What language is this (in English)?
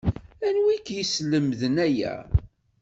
Kabyle